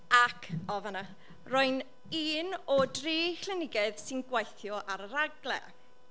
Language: Welsh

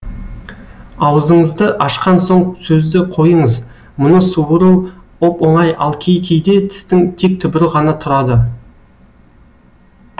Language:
Kazakh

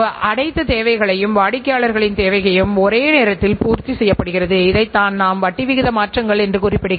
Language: Tamil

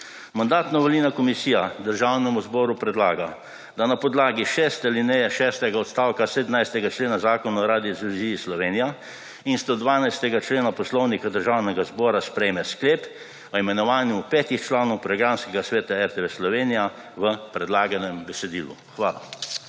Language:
Slovenian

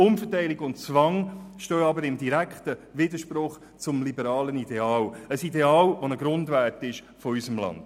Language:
Swiss German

